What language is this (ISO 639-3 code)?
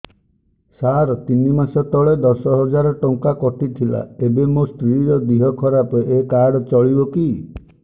ori